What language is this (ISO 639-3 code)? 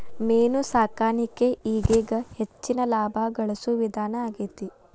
kan